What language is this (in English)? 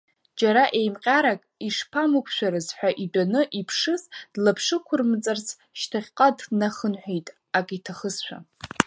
Abkhazian